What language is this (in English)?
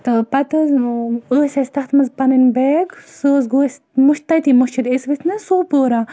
Kashmiri